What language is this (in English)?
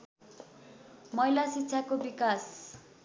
Nepali